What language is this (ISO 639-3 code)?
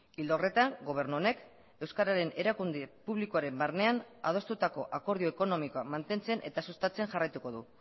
eus